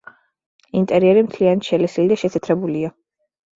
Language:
Georgian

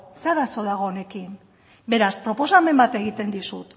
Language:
Basque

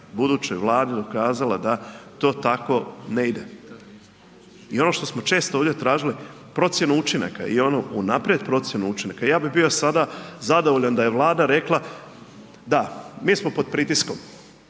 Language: Croatian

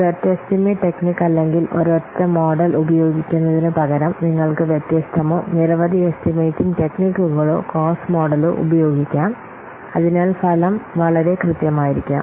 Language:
Malayalam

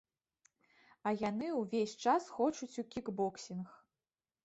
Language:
Belarusian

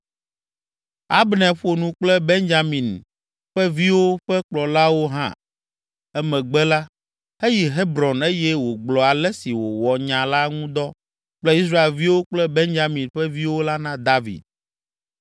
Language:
Ewe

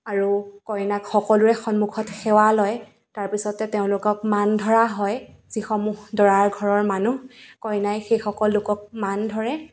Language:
Assamese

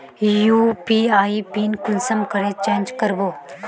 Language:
Magahi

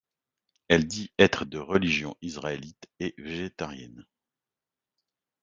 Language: French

